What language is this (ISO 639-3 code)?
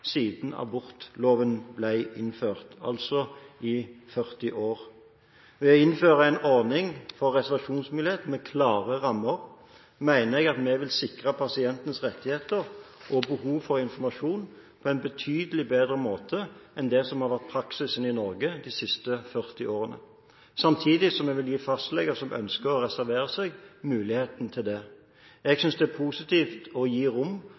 nob